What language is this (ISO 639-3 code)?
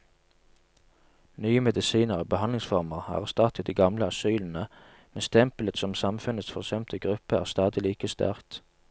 nor